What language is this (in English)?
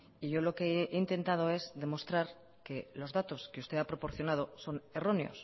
Spanish